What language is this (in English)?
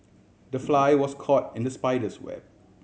English